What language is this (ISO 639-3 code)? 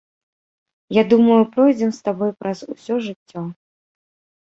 bel